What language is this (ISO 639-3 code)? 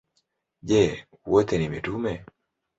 swa